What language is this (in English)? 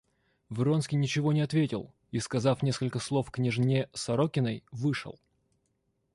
Russian